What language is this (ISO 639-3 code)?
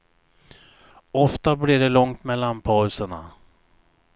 swe